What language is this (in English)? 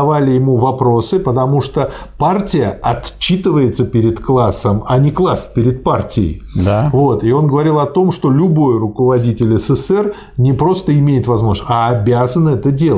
Russian